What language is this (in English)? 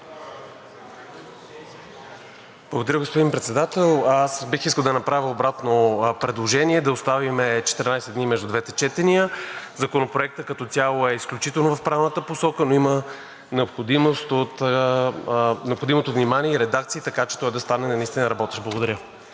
Bulgarian